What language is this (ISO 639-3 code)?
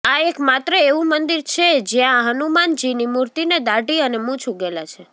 guj